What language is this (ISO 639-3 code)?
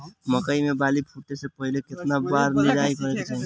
bho